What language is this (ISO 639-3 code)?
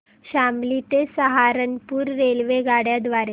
mar